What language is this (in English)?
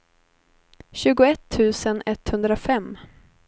Swedish